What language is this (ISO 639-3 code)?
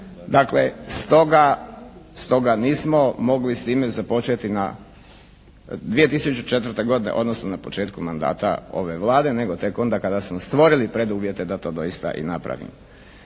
hrv